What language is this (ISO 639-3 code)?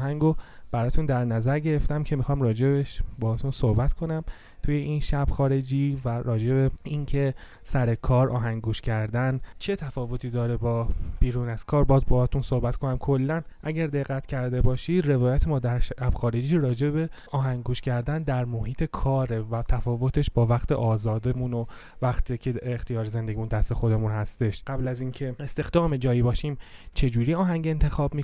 fas